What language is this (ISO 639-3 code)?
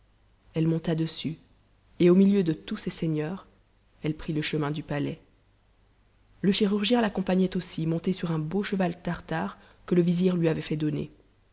fra